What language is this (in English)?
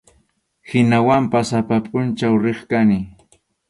Arequipa-La Unión Quechua